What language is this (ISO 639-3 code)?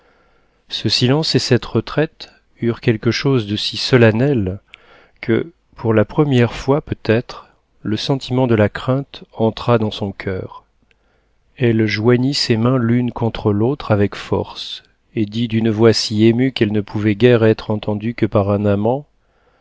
fra